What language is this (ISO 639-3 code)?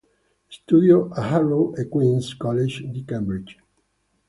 ita